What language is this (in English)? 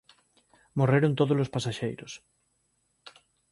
Galician